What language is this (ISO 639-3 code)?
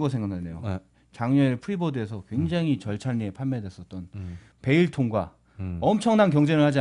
kor